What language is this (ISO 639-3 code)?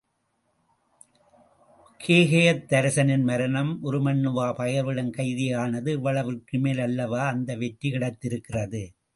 tam